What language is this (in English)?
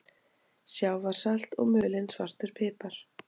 Icelandic